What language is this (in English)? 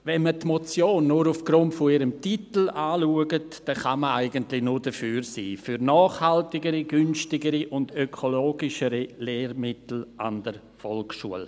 Swiss German